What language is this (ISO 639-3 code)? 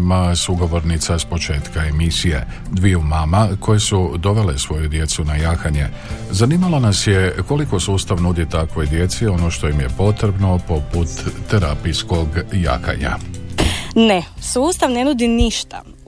hrv